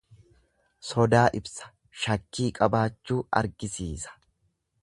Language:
Oromo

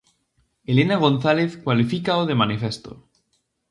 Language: Galician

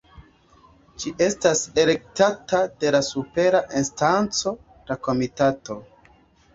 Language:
Esperanto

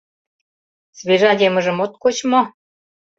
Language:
Mari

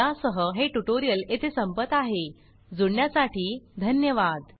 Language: Marathi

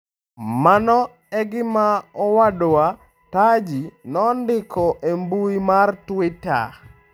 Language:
Luo (Kenya and Tanzania)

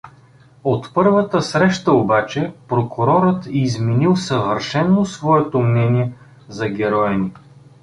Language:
Bulgarian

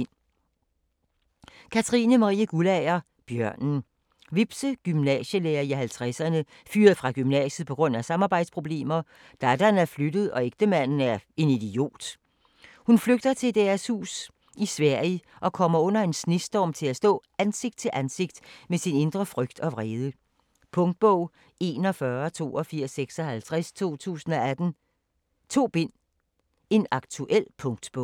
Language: Danish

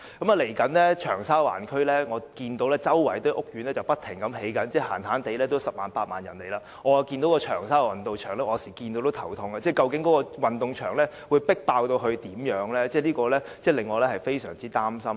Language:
Cantonese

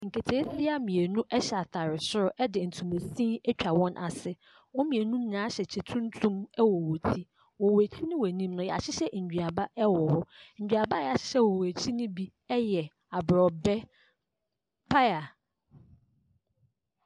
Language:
Akan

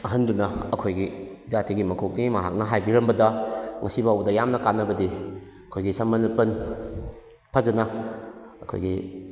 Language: Manipuri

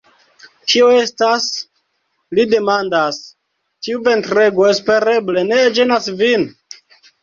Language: Esperanto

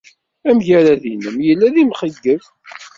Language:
Kabyle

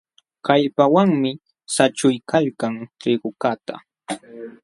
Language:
Jauja Wanca Quechua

